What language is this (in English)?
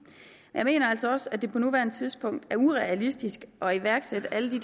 Danish